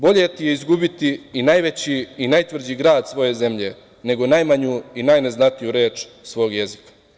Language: Serbian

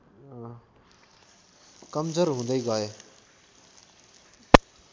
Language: Nepali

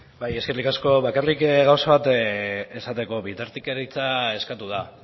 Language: Basque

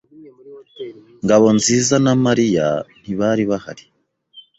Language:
Kinyarwanda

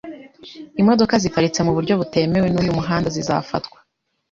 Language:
Kinyarwanda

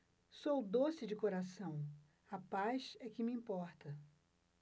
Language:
Portuguese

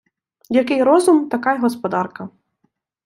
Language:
Ukrainian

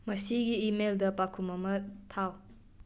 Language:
Manipuri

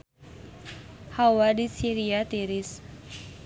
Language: Sundanese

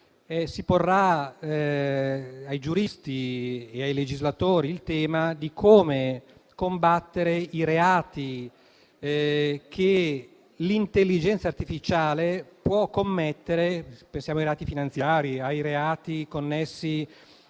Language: Italian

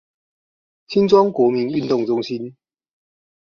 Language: Chinese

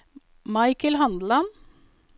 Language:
Norwegian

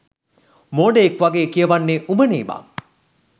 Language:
Sinhala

